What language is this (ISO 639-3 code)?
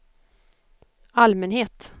swe